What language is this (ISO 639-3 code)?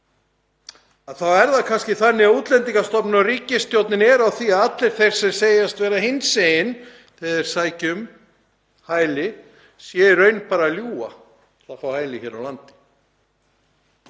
isl